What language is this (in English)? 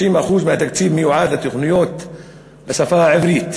Hebrew